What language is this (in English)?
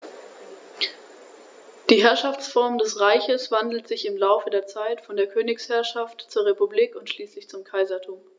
German